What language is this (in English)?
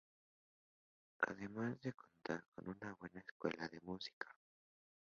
Spanish